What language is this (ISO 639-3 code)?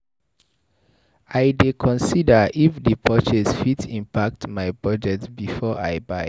pcm